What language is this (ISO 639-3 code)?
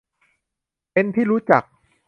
tha